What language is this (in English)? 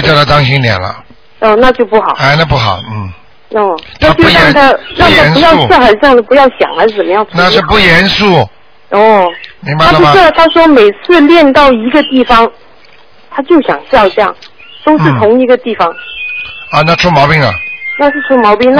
Chinese